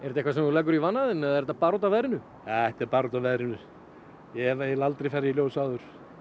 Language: Icelandic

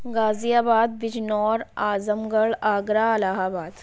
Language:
Urdu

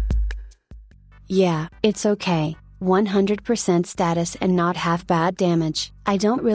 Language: English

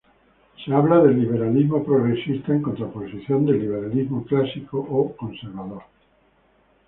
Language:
Spanish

